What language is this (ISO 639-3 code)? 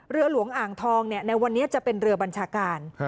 tha